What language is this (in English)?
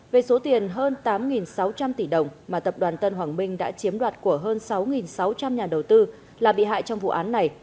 Vietnamese